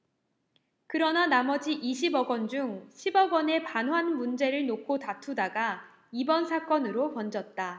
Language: Korean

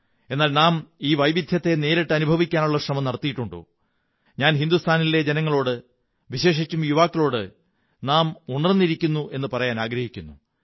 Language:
Malayalam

